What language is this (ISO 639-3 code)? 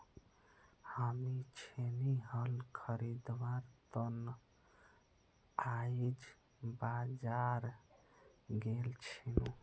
mag